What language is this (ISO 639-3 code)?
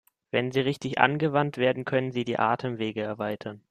deu